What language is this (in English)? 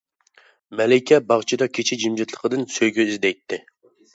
Uyghur